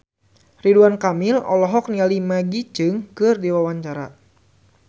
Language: Sundanese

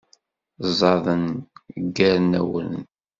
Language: Kabyle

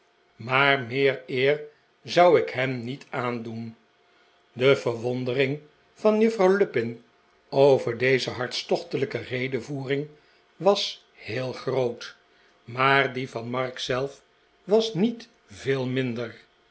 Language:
Dutch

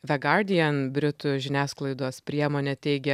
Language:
Lithuanian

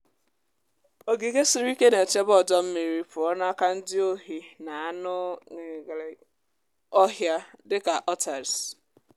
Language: Igbo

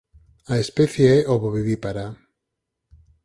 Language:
Galician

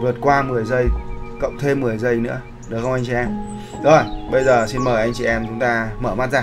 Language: Vietnamese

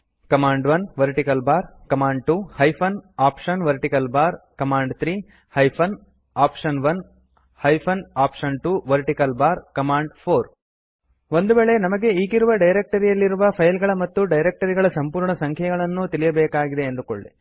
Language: Kannada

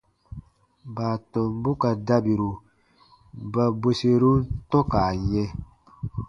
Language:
Baatonum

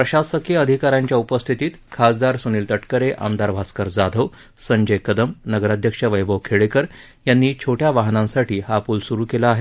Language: Marathi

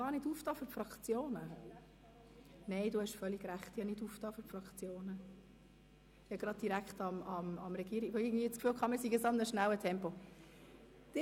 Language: Swiss German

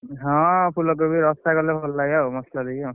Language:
Odia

